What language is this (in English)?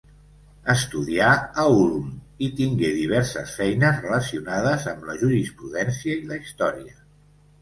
Catalan